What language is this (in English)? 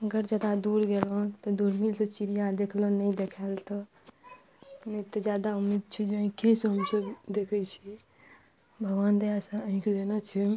Maithili